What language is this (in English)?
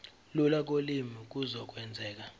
Zulu